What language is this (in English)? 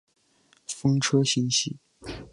Chinese